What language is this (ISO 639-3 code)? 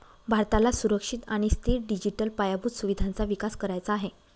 mar